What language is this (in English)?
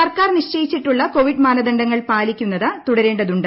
Malayalam